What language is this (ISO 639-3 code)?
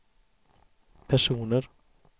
swe